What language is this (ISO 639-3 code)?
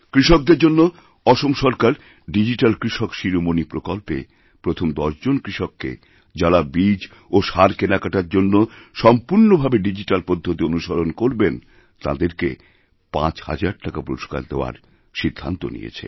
ben